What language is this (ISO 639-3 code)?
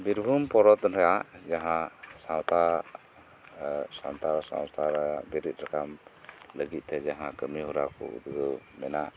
sat